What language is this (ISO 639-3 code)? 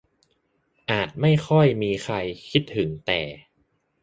tha